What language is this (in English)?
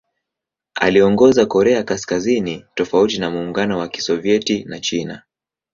Swahili